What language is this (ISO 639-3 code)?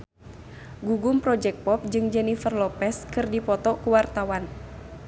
sun